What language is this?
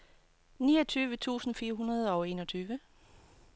Danish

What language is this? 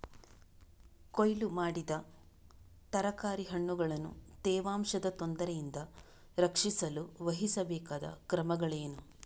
Kannada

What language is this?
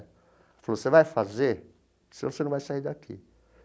Portuguese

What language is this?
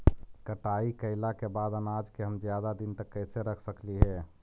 Magahi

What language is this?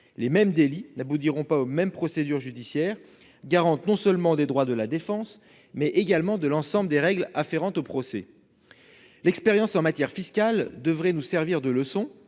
French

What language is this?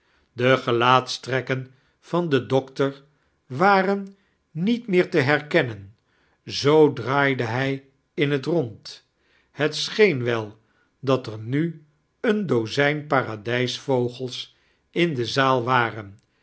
Dutch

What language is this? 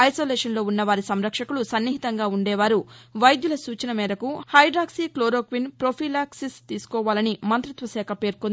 Telugu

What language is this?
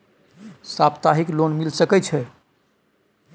Maithili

